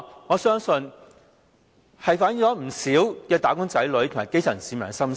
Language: Cantonese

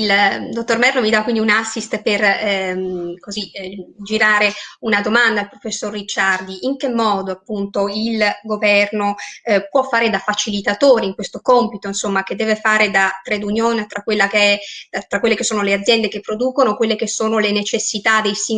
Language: Italian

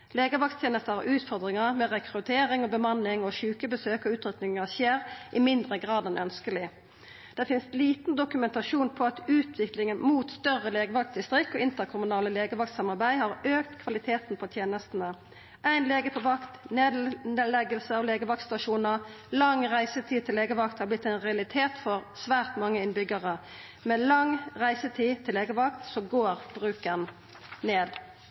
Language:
Norwegian Nynorsk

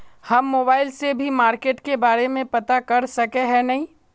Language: Magahi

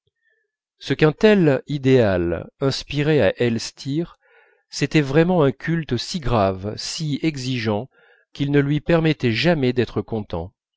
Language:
French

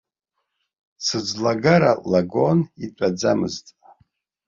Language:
Abkhazian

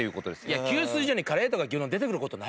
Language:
Japanese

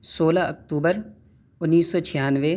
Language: Urdu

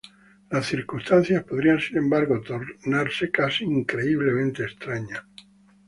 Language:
Spanish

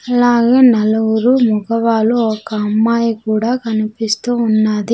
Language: Telugu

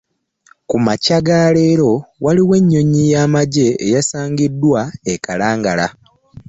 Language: Ganda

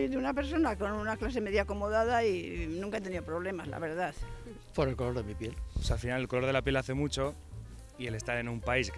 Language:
Spanish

